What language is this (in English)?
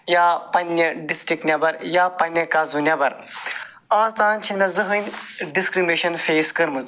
Kashmiri